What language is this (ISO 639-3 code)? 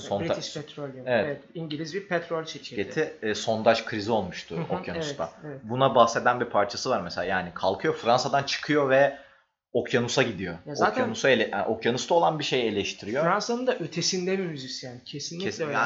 tur